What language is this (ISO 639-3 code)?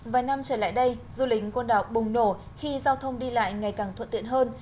vie